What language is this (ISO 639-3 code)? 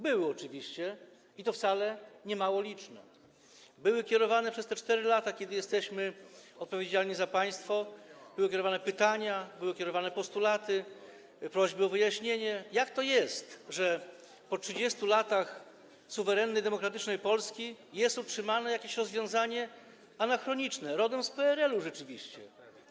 pol